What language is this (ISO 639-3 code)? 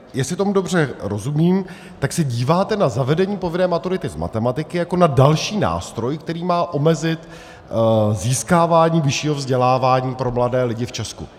ces